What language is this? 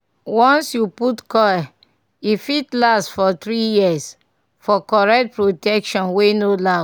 Nigerian Pidgin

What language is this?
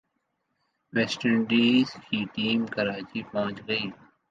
Urdu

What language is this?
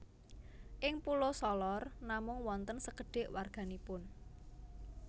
Javanese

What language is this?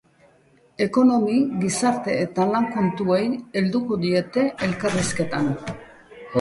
Basque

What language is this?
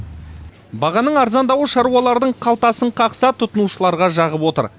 Kazakh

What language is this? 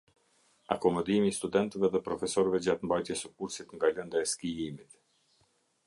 Albanian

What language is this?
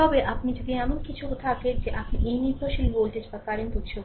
Bangla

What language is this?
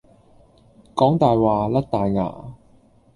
Cantonese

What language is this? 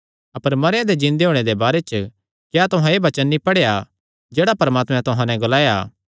Kangri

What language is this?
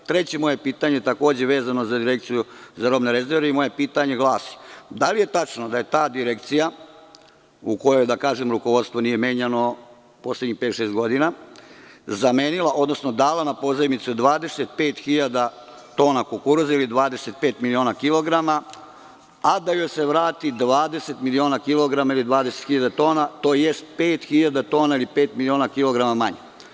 Serbian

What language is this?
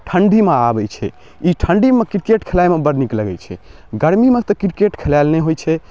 Maithili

